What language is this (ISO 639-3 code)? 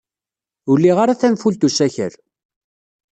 kab